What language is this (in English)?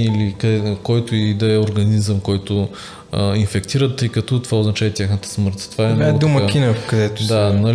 Bulgarian